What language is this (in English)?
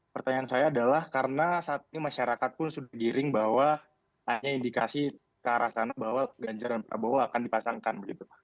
Indonesian